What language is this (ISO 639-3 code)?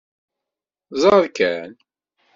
kab